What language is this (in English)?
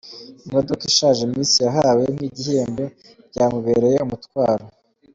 Kinyarwanda